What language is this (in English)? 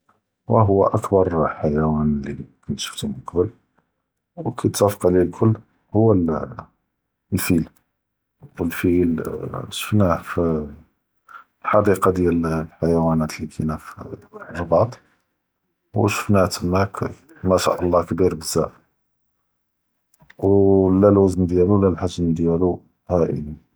Judeo-Arabic